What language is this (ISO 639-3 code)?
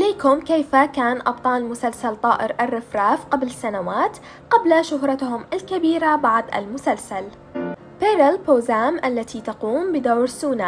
ara